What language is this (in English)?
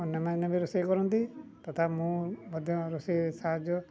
Odia